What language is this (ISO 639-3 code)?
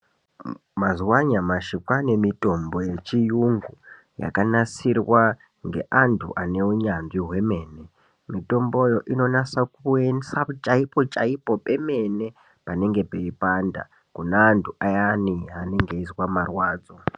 ndc